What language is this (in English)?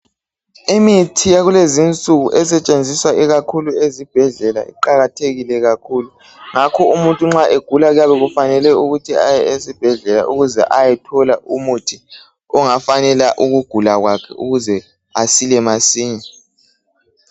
North Ndebele